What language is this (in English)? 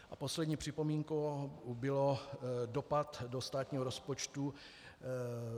Czech